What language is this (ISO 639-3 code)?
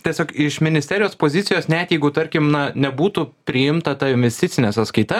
lit